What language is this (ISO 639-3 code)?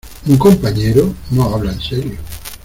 spa